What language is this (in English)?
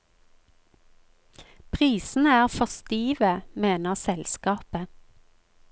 Norwegian